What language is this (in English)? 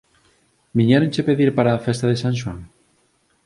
Galician